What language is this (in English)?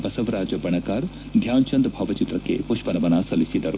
Kannada